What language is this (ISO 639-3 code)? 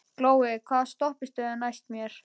isl